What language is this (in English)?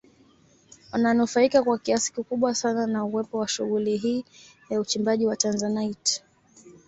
Swahili